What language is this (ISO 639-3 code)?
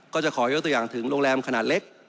tha